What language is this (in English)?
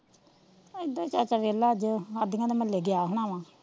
Punjabi